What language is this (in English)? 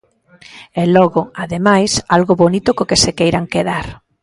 Galician